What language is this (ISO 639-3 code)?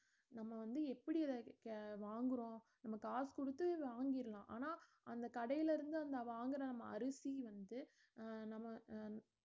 tam